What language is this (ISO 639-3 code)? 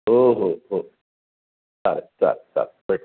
mar